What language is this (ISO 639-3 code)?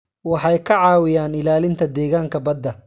som